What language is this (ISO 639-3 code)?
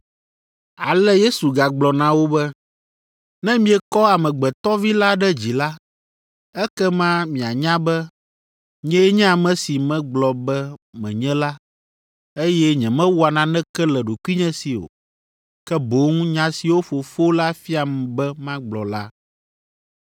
ewe